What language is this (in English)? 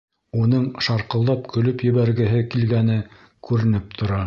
Bashkir